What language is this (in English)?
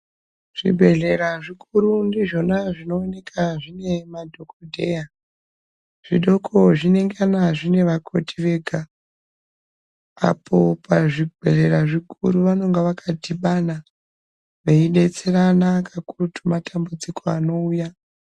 Ndau